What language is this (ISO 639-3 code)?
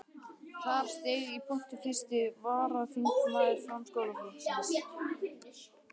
isl